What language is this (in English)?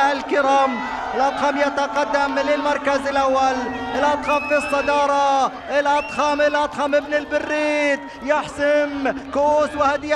Arabic